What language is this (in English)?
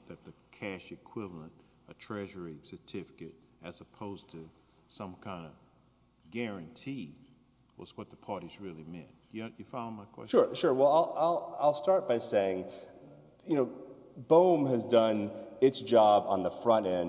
English